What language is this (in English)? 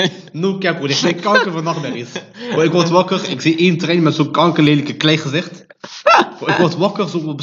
Dutch